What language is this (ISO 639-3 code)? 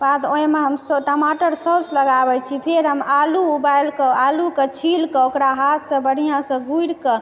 mai